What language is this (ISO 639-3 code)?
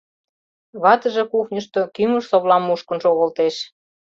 chm